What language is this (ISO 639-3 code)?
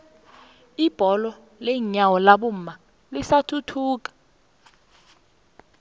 nbl